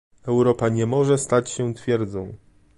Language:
Polish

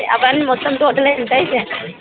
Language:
Telugu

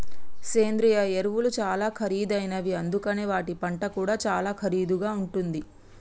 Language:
Telugu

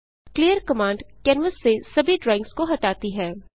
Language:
Hindi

